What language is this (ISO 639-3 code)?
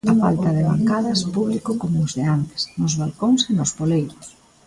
glg